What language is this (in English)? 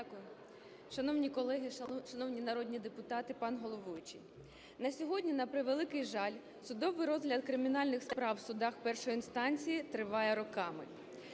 Ukrainian